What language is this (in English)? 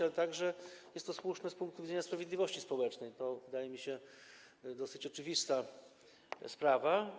Polish